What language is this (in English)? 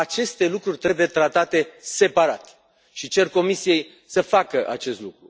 Romanian